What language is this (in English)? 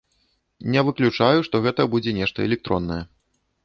Belarusian